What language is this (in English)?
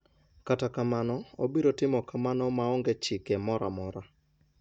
Luo (Kenya and Tanzania)